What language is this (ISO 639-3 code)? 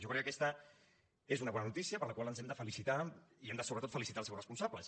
cat